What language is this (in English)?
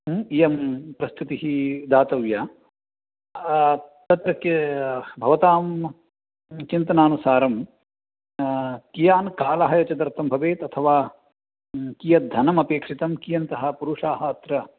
Sanskrit